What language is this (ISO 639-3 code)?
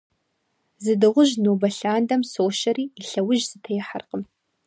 kbd